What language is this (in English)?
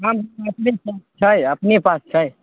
Maithili